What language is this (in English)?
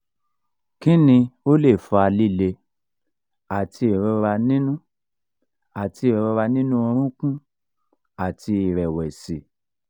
Yoruba